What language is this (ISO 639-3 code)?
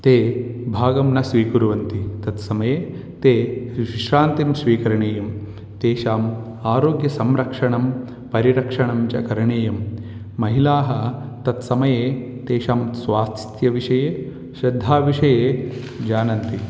san